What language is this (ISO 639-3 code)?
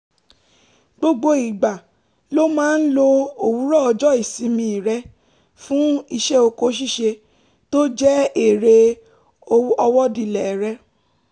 yor